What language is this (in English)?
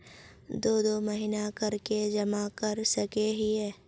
Magahi